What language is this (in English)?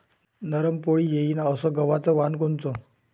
Marathi